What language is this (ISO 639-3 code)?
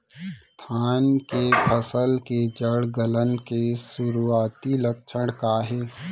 hne